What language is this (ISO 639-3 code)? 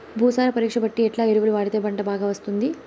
tel